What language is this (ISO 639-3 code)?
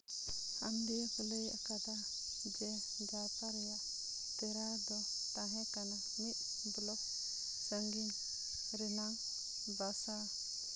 sat